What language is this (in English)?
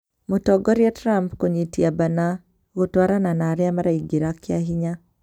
Kikuyu